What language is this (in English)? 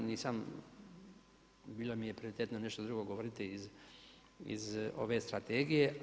Croatian